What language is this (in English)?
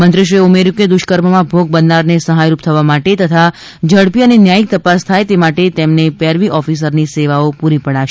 Gujarati